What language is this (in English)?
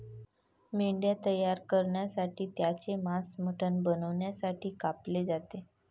Marathi